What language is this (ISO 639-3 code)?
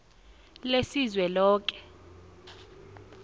nbl